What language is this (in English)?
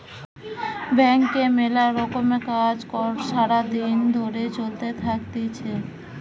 Bangla